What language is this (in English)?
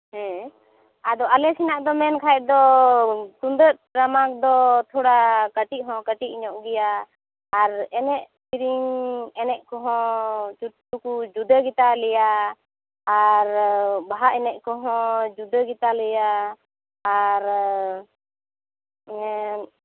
Santali